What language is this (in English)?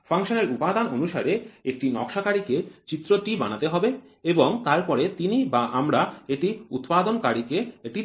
Bangla